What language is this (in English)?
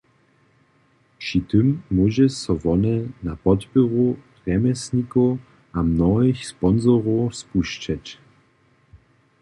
Upper Sorbian